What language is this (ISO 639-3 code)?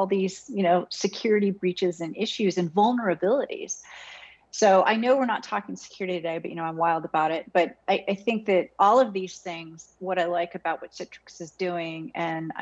eng